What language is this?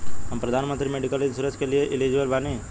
Bhojpuri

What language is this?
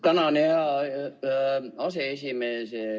Estonian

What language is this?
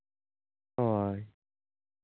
Santali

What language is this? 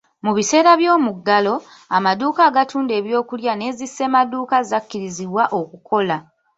Ganda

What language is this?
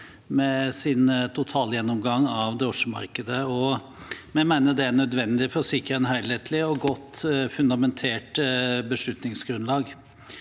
Norwegian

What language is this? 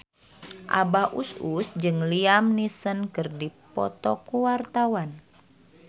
Sundanese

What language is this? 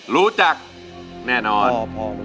Thai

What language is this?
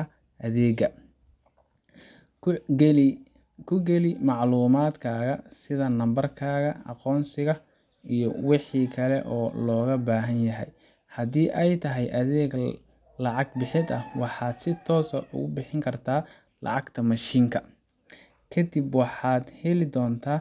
Somali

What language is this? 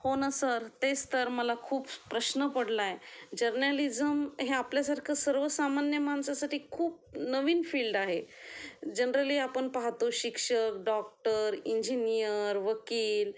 Marathi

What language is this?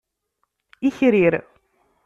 Kabyle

